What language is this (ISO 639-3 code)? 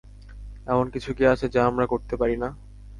ben